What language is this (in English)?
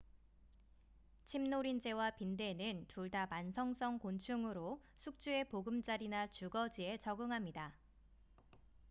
Korean